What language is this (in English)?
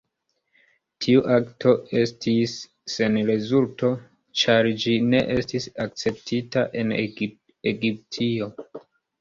Esperanto